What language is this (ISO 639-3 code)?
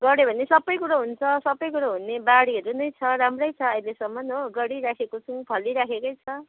nep